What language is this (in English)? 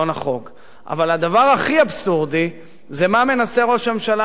Hebrew